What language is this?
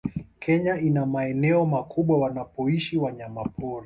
Swahili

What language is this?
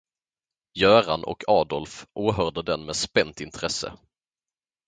Swedish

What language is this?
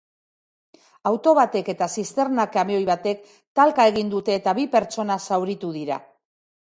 Basque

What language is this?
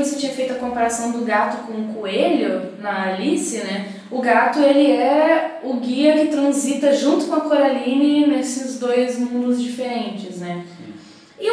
Portuguese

